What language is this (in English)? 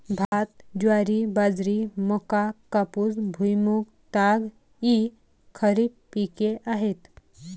Marathi